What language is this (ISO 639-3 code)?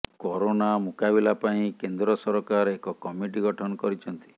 ori